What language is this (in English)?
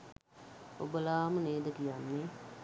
Sinhala